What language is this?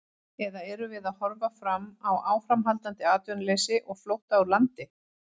Icelandic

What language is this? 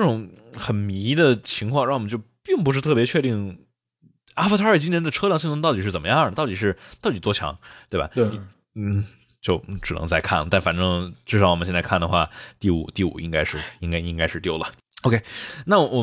Chinese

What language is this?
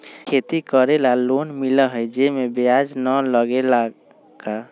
Magahi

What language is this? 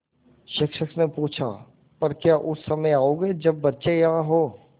Hindi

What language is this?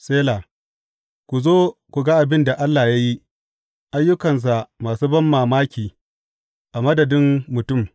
Hausa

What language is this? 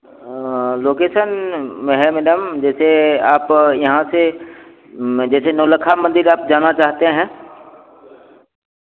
Hindi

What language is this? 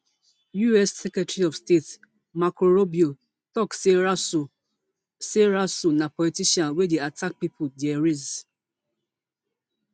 Nigerian Pidgin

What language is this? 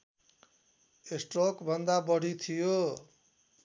Nepali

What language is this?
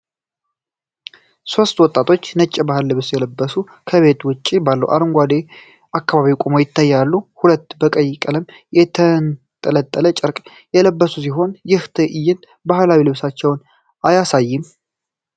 Amharic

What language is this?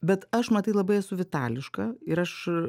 Lithuanian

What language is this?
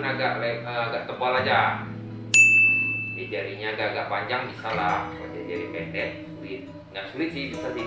Indonesian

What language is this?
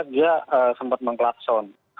Indonesian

